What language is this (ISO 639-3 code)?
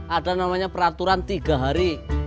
ind